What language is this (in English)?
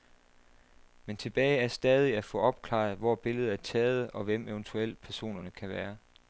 Danish